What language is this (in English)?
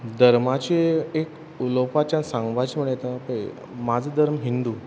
Konkani